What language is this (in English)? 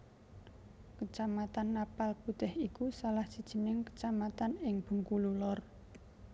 Javanese